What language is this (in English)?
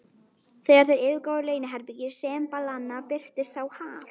Icelandic